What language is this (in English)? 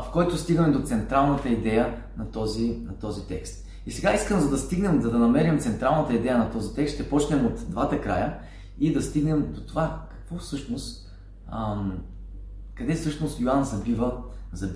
Bulgarian